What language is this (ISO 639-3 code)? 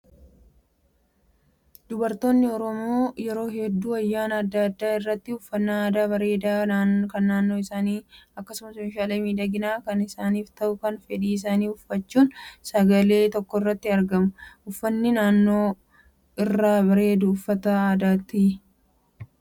orm